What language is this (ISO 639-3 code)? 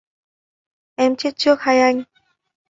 vie